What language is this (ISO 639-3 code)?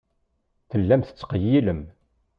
kab